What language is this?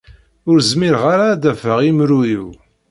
Kabyle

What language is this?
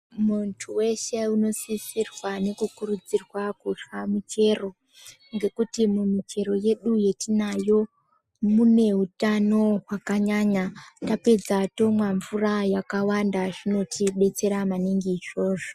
Ndau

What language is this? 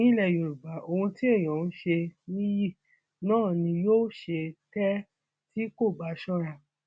Yoruba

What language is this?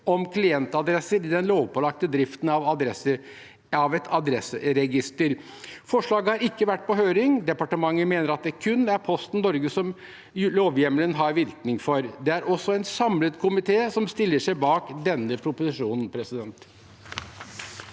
Norwegian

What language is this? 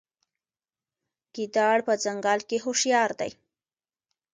Pashto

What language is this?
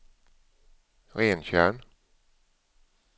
Swedish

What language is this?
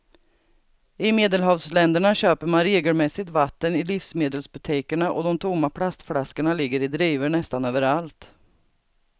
Swedish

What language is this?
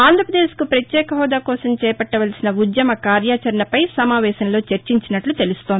Telugu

